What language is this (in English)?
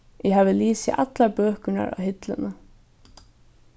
Faroese